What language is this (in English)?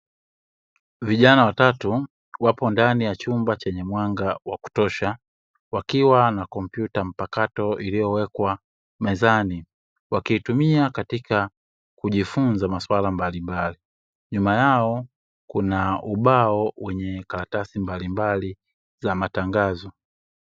Swahili